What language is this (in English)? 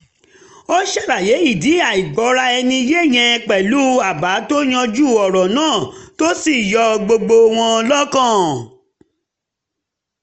Yoruba